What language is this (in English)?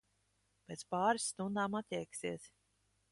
Latvian